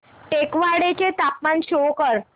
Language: Marathi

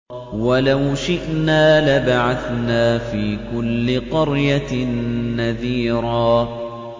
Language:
Arabic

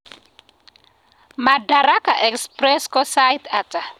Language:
Kalenjin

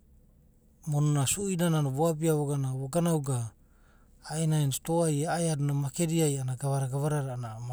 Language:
Abadi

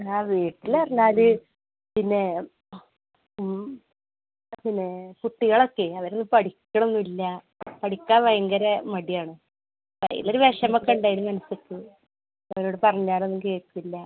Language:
Malayalam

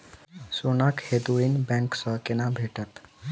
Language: Maithili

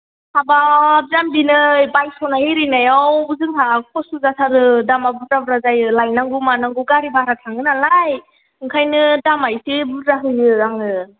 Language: Bodo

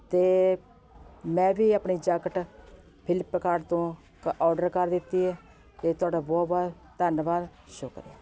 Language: Punjabi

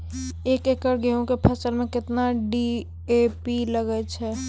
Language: Maithili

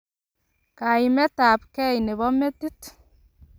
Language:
Kalenjin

